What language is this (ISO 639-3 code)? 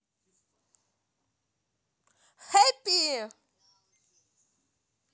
rus